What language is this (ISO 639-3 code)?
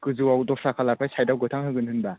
brx